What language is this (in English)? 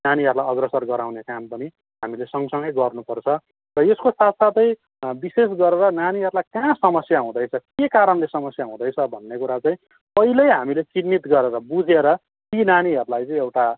Nepali